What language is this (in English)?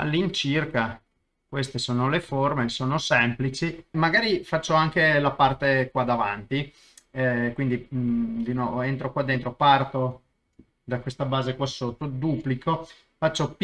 Italian